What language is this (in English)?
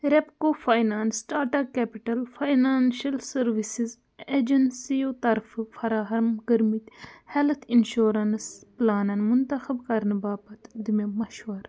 Kashmiri